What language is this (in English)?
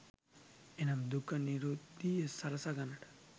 Sinhala